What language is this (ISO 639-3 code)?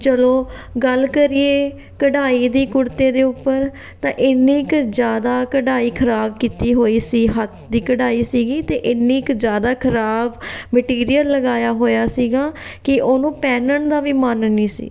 pan